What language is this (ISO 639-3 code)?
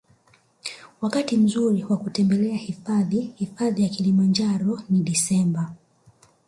swa